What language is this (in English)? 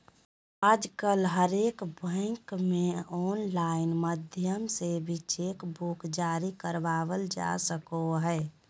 Magahi